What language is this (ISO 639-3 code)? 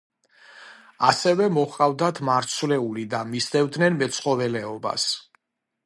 kat